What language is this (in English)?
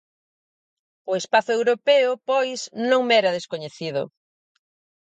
Galician